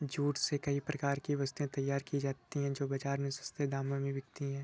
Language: Hindi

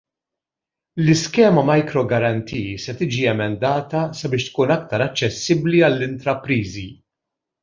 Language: Maltese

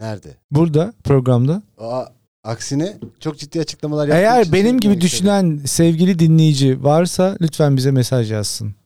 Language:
Turkish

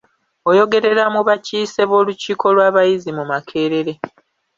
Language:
Ganda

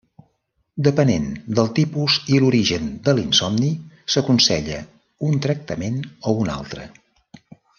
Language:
Catalan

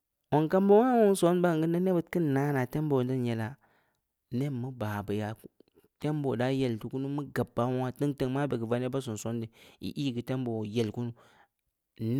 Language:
Samba Leko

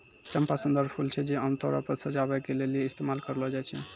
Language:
Maithili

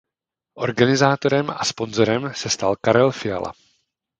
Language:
Czech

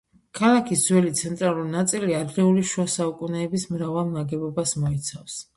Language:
Georgian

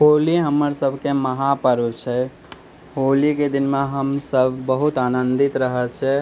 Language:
Maithili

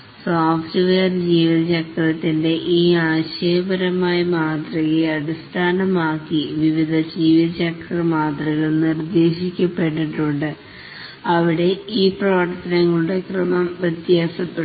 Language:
Malayalam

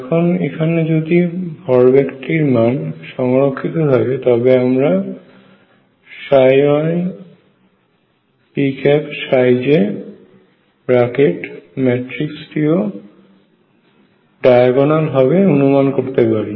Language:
Bangla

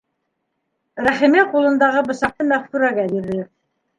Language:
Bashkir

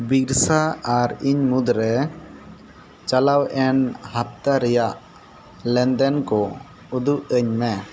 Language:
Santali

